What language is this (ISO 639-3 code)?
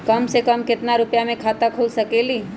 mag